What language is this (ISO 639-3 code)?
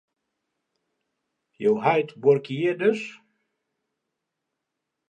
fry